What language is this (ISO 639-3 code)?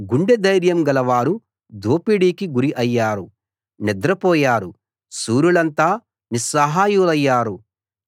tel